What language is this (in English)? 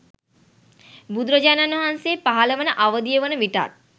Sinhala